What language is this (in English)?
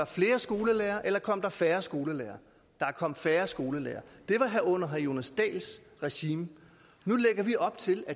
Danish